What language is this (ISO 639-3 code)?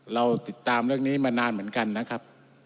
tha